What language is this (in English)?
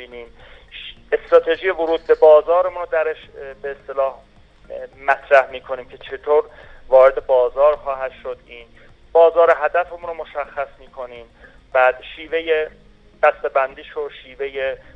Persian